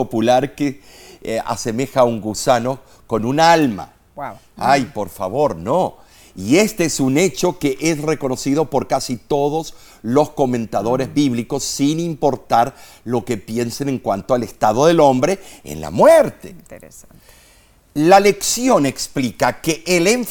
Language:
Spanish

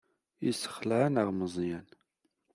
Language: Kabyle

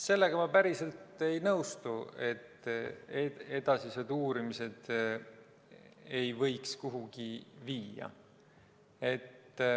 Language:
Estonian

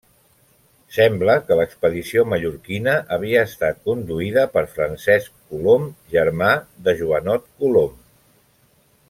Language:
Catalan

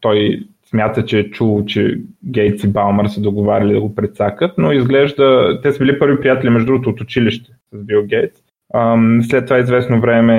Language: Bulgarian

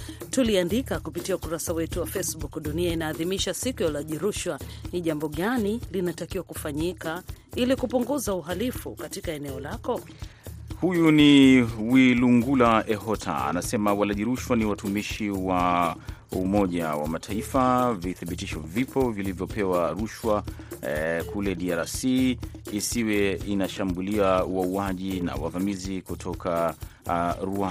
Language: Swahili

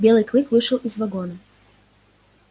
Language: Russian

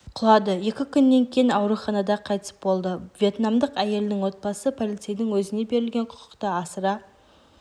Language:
Kazakh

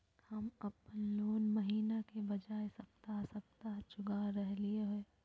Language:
Magahi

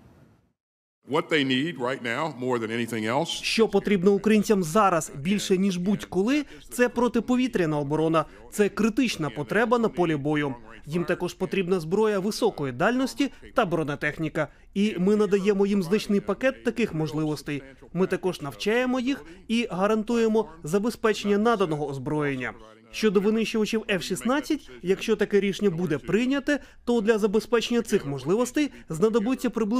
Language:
Ukrainian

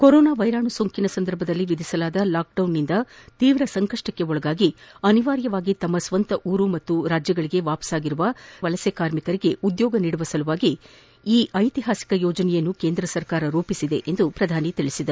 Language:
Kannada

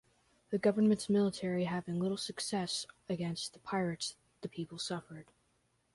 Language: English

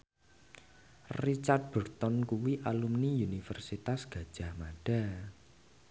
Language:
Javanese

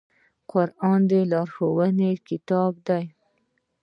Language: Pashto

